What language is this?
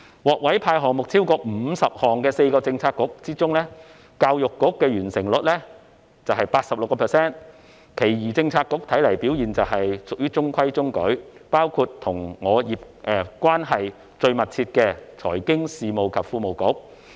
Cantonese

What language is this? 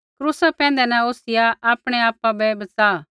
Kullu Pahari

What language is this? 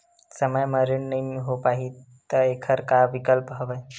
Chhattisgarhi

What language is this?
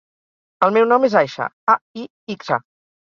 Catalan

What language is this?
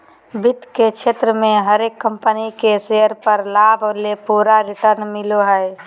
Magahi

